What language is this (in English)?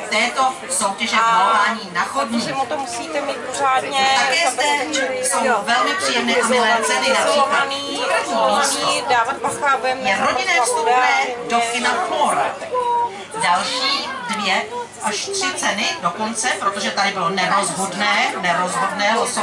Czech